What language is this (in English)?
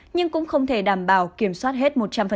Vietnamese